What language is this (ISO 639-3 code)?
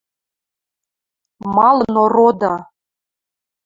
mrj